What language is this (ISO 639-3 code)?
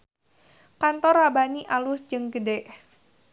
sun